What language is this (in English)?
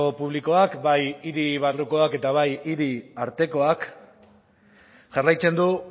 Basque